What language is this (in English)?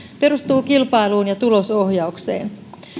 Finnish